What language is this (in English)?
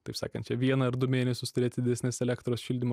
Lithuanian